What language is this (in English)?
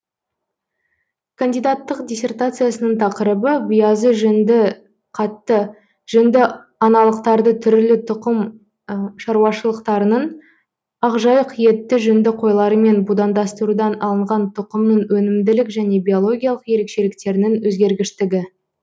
Kazakh